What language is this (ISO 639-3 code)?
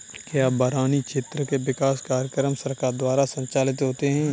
hin